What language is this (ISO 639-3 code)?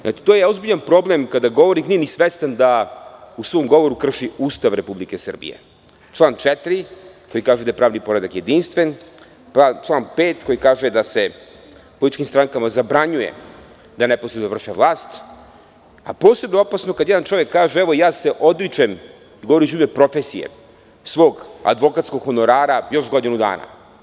srp